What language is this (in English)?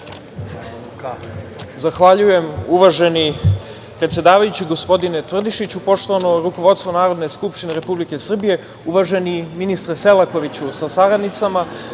Serbian